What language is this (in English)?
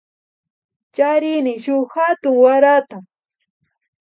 Imbabura Highland Quichua